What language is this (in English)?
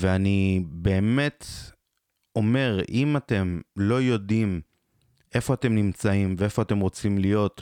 Hebrew